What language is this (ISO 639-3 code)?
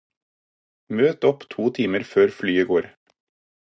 nob